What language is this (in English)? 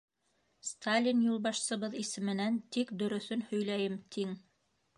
Bashkir